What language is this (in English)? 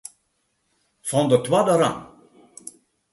Western Frisian